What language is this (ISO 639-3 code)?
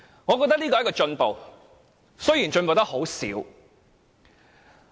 yue